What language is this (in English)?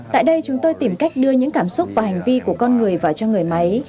Vietnamese